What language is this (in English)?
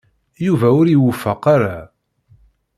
Kabyle